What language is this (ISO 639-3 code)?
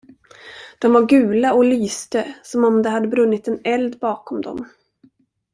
swe